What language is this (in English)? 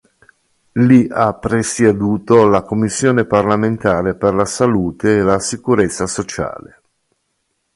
Italian